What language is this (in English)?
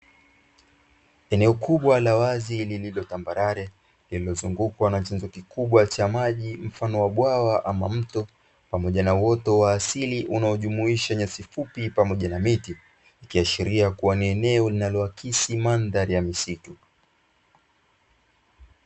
Swahili